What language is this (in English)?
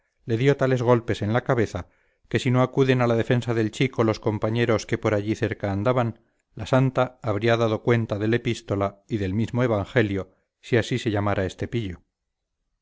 Spanish